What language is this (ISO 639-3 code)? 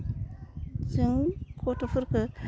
brx